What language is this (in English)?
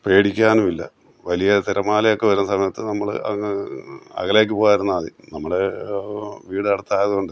Malayalam